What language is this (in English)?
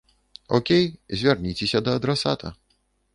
Belarusian